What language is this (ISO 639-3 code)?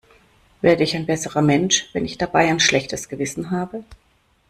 deu